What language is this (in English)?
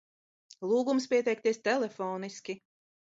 Latvian